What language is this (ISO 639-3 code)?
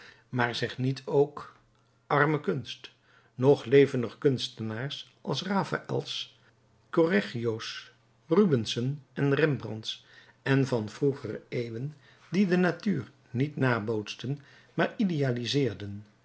nld